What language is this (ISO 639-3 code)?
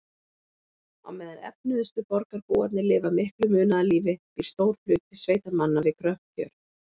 isl